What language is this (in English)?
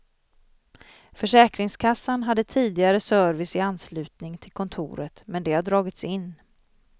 Swedish